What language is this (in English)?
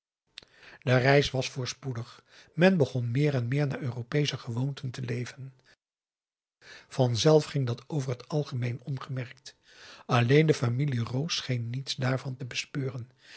Dutch